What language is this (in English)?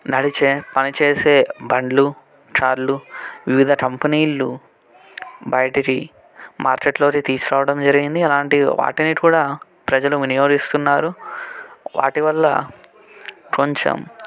Telugu